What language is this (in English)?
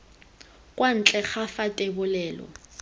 Tswana